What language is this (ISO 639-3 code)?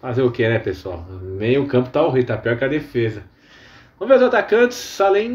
por